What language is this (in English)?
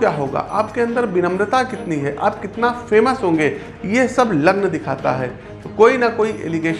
Hindi